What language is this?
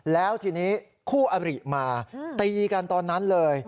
Thai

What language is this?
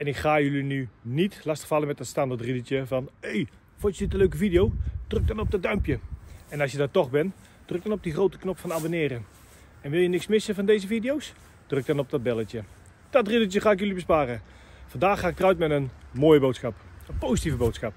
Dutch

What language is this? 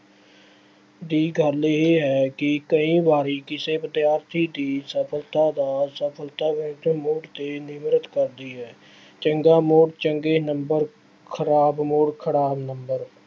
Punjabi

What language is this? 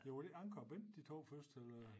Danish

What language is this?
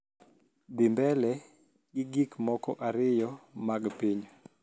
Luo (Kenya and Tanzania)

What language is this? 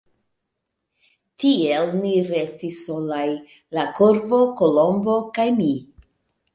Esperanto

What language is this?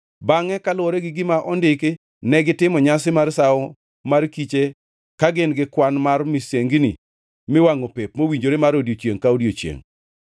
Luo (Kenya and Tanzania)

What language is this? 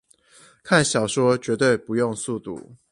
Chinese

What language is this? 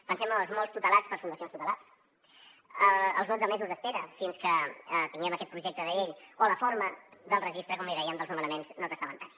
Catalan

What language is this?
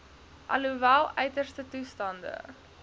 Afrikaans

